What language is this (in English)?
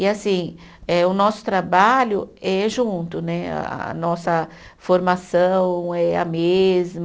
Portuguese